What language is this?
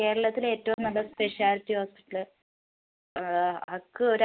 Malayalam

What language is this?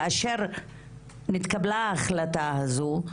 Hebrew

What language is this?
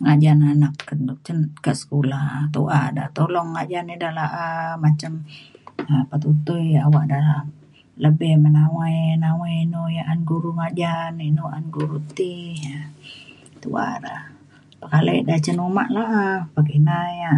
Mainstream Kenyah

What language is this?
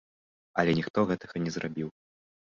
Belarusian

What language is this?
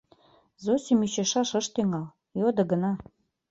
Mari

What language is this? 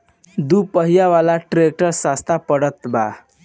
Bhojpuri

